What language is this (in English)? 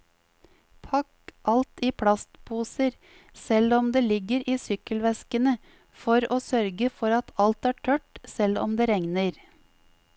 Norwegian